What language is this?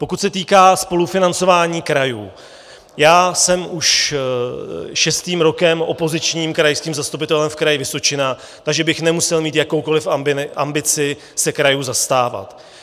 Czech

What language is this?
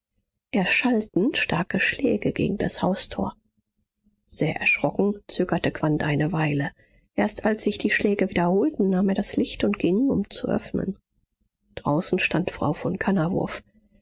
German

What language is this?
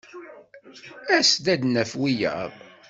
Kabyle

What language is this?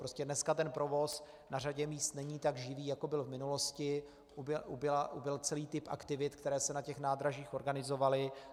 Czech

